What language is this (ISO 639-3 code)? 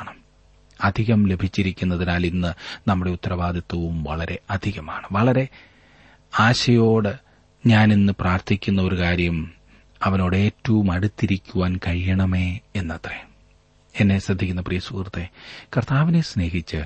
mal